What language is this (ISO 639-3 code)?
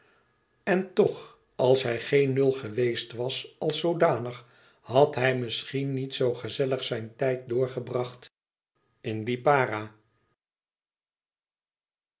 nld